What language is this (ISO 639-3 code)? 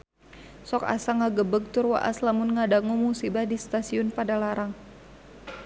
sun